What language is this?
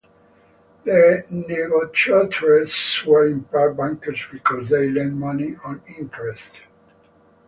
English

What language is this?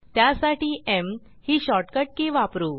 Marathi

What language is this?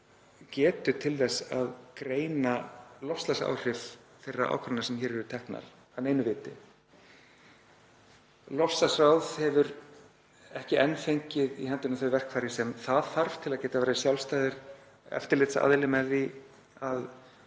Icelandic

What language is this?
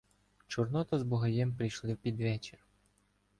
Ukrainian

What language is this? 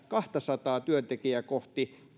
Finnish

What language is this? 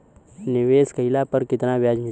Bhojpuri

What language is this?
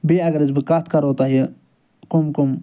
Kashmiri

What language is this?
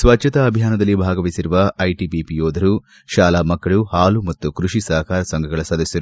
Kannada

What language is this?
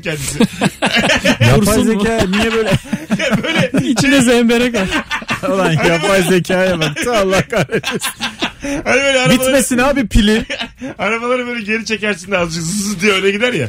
Turkish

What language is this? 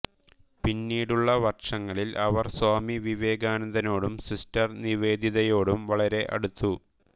Malayalam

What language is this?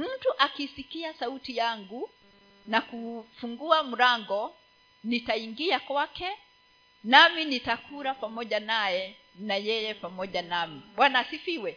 Swahili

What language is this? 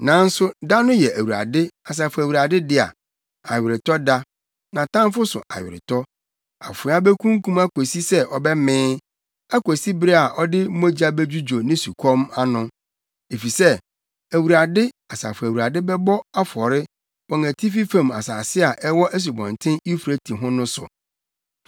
Akan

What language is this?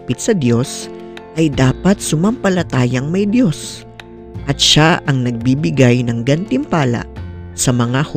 Filipino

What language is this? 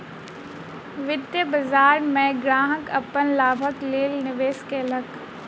Maithili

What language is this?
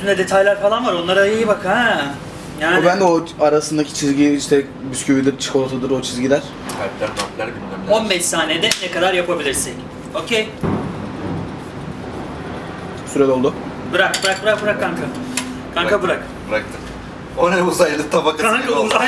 Turkish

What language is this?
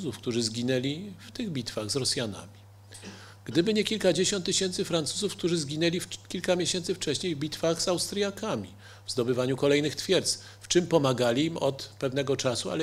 Polish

